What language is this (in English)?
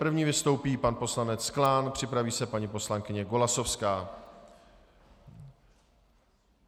Czech